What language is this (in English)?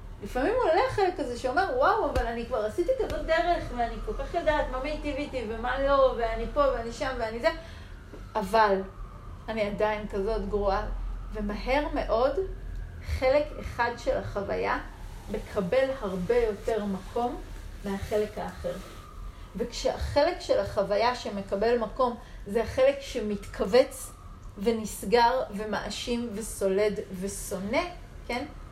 Hebrew